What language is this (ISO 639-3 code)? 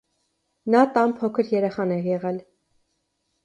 hye